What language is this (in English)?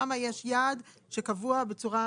Hebrew